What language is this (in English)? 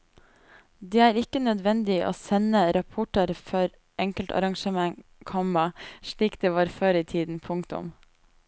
Norwegian